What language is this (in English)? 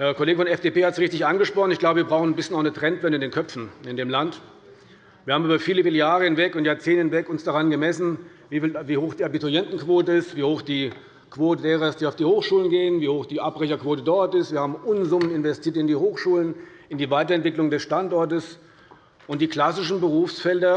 German